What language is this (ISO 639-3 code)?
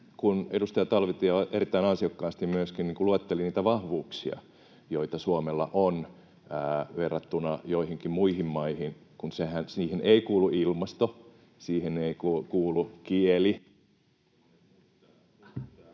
fin